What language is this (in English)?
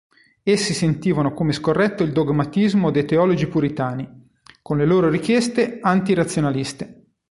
Italian